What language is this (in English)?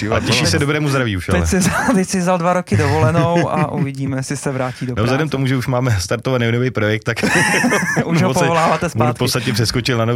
Czech